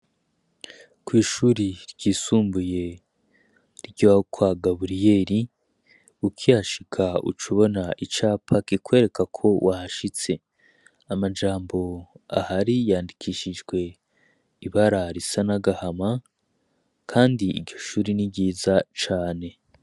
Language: Rundi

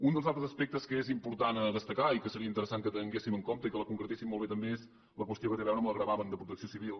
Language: Catalan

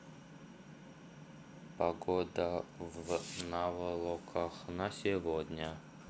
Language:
Russian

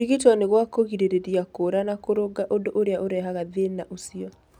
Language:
Kikuyu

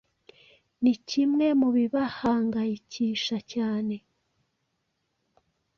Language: Kinyarwanda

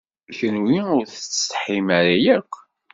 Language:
Kabyle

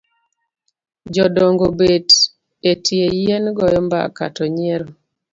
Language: Luo (Kenya and Tanzania)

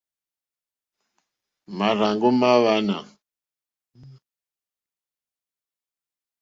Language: Mokpwe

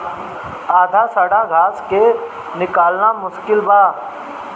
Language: Bhojpuri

